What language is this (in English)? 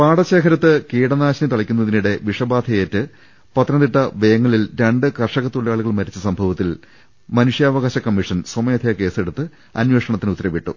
Malayalam